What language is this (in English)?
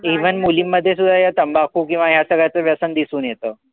Marathi